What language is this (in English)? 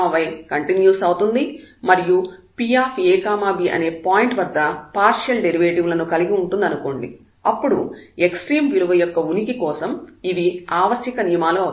Telugu